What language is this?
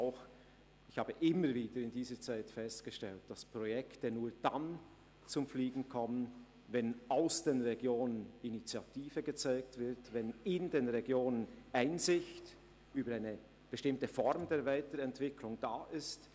Swiss German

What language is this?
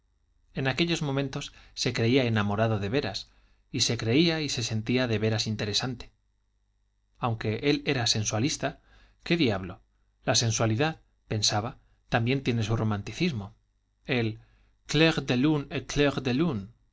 Spanish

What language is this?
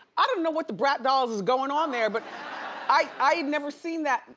English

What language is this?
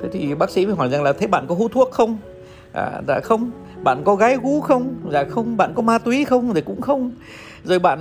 Vietnamese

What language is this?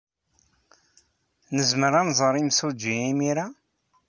Kabyle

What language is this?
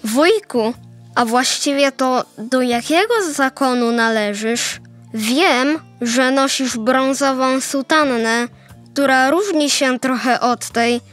Polish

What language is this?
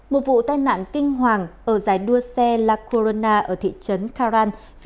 Vietnamese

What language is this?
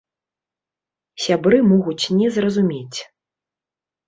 Belarusian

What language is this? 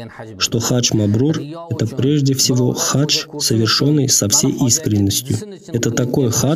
Russian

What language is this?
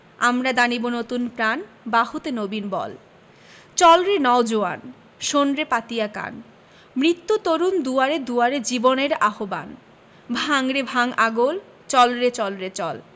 Bangla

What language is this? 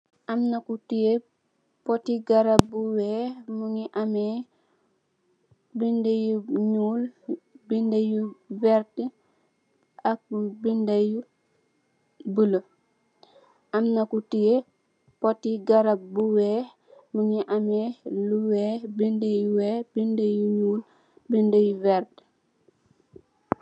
Wolof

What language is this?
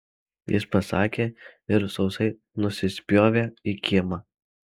Lithuanian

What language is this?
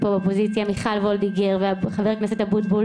Hebrew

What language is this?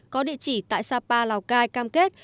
Vietnamese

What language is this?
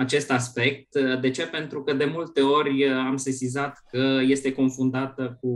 Romanian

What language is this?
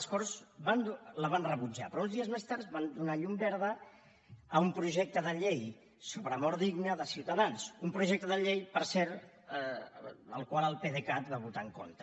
Catalan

